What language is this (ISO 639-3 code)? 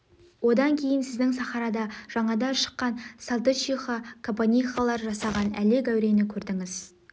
kaz